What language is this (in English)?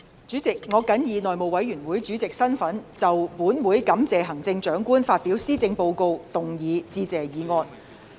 Cantonese